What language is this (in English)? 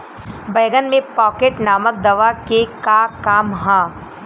Bhojpuri